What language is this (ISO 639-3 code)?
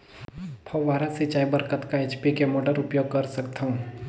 hne